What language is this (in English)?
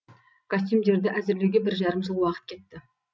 Kazakh